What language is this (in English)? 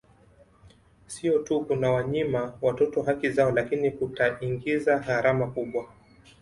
Swahili